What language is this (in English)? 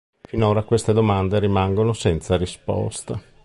Italian